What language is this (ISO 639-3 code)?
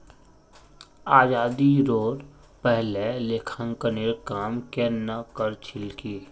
mag